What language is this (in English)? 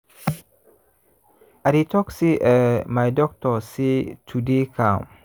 Nigerian Pidgin